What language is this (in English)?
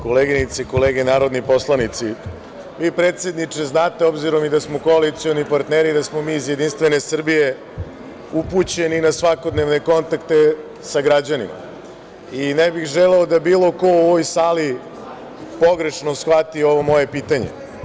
Serbian